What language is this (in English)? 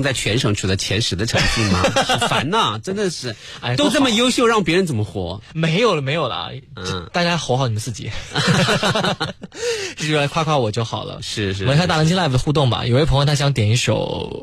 Chinese